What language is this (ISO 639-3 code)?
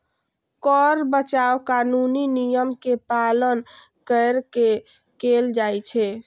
mai